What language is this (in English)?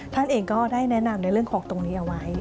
Thai